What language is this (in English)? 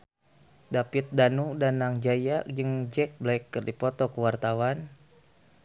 Sundanese